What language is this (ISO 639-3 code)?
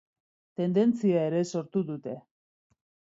eus